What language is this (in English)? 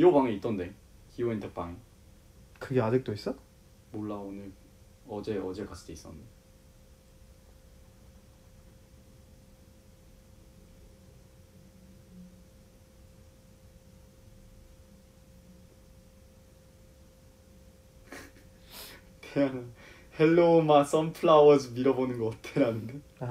Korean